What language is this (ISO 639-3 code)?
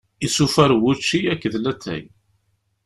kab